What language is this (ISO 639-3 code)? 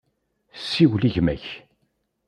kab